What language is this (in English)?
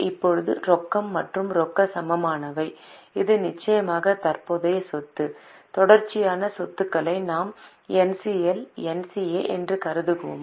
Tamil